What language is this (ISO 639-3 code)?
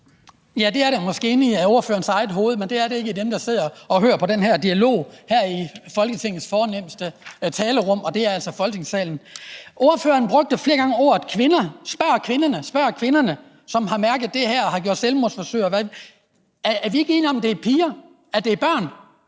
dan